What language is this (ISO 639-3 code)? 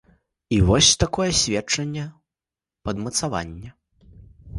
bel